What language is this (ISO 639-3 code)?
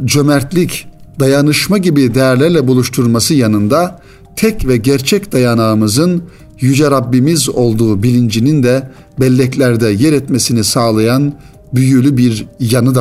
tur